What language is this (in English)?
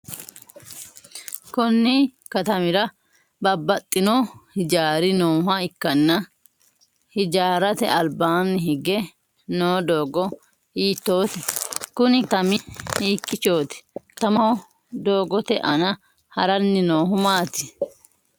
Sidamo